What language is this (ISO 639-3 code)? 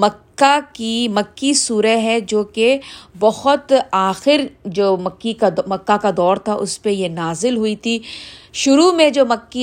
urd